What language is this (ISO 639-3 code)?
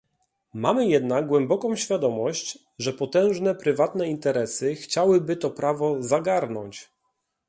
pol